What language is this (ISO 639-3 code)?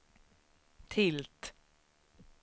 swe